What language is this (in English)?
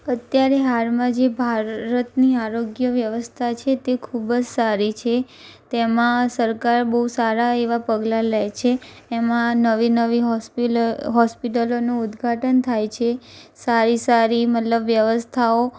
Gujarati